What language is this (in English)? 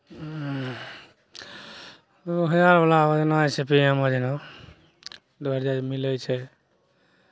Maithili